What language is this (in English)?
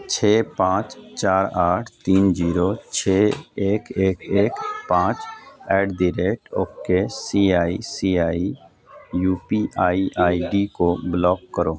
Urdu